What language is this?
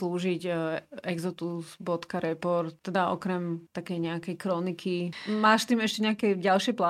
Slovak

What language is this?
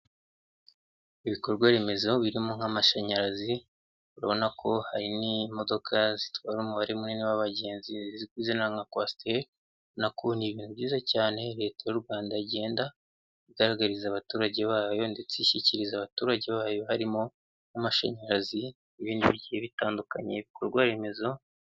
Kinyarwanda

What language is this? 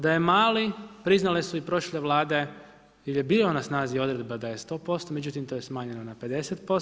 Croatian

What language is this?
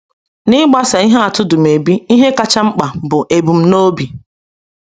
Igbo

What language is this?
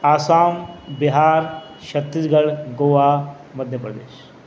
Sindhi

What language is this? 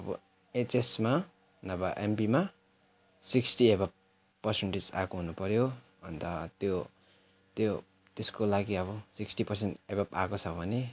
Nepali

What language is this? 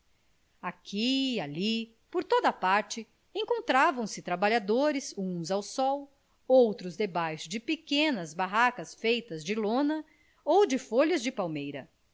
Portuguese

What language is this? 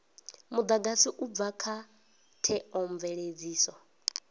Venda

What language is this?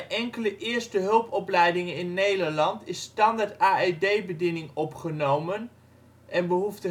Dutch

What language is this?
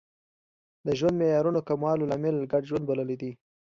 Pashto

